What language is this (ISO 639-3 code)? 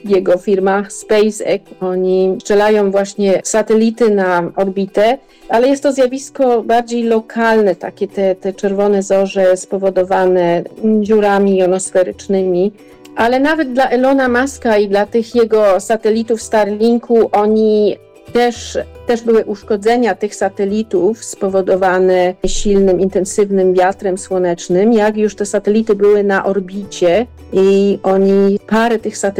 pol